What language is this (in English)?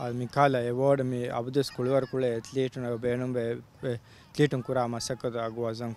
Hindi